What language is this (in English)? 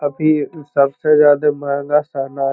Magahi